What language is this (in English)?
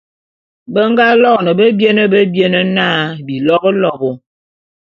Bulu